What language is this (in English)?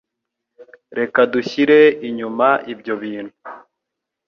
Kinyarwanda